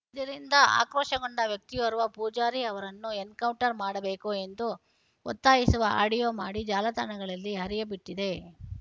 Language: Kannada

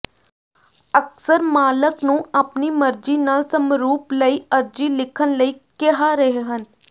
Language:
Punjabi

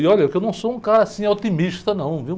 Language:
Portuguese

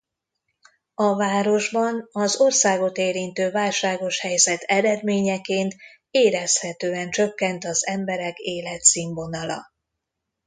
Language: Hungarian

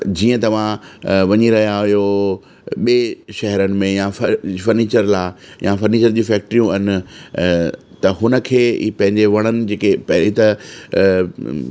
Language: Sindhi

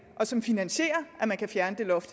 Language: Danish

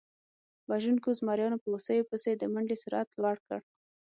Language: Pashto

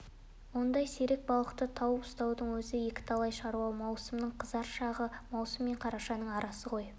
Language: Kazakh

